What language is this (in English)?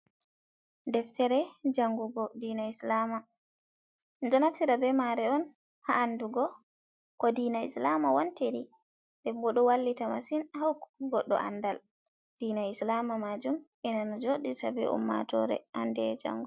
Fula